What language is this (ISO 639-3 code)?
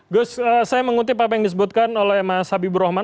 ind